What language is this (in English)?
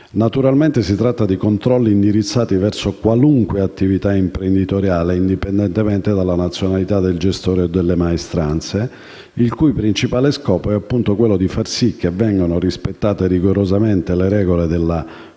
Italian